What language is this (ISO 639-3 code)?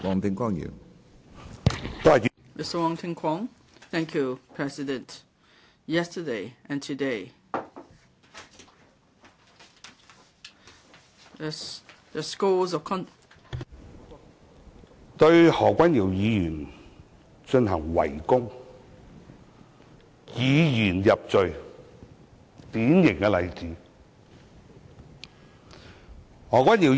yue